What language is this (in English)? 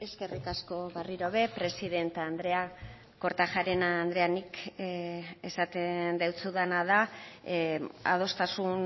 Basque